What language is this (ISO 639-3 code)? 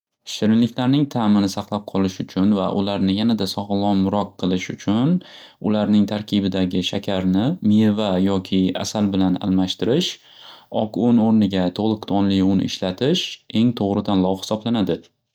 uzb